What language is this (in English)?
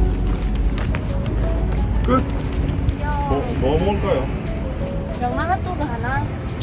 Korean